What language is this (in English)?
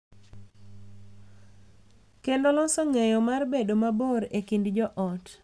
Luo (Kenya and Tanzania)